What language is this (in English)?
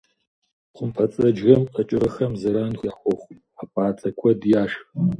Kabardian